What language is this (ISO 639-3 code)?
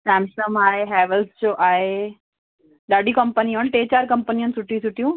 snd